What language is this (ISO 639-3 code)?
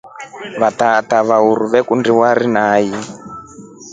rof